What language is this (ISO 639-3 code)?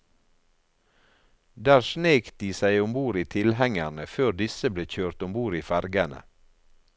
nor